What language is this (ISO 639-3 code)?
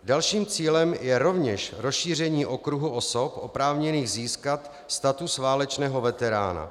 ces